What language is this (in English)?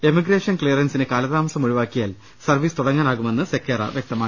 Malayalam